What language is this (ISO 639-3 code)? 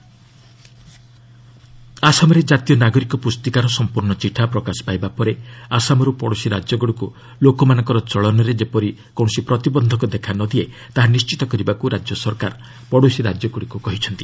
ori